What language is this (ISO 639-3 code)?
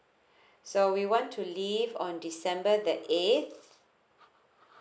eng